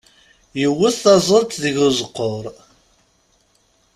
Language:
Kabyle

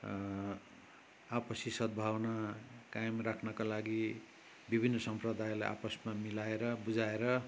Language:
Nepali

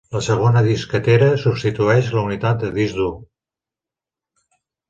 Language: Catalan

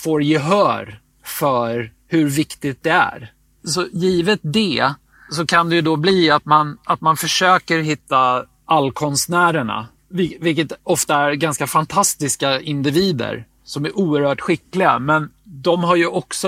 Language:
Swedish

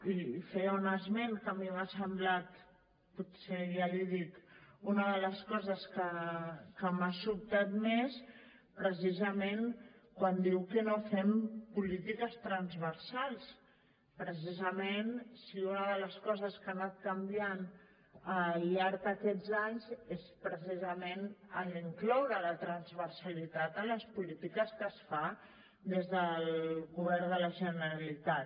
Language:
Catalan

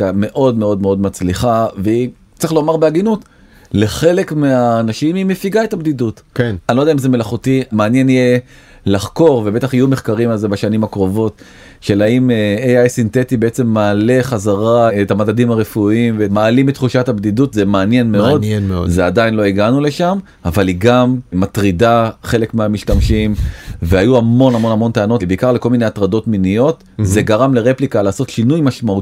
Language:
Hebrew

